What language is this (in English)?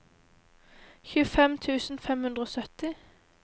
Norwegian